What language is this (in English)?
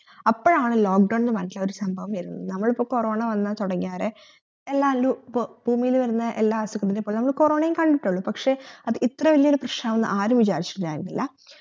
Malayalam